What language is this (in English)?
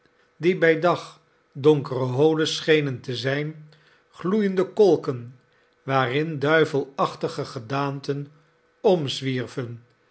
Dutch